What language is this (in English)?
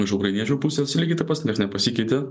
Lithuanian